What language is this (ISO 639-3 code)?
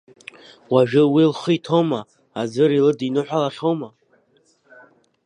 abk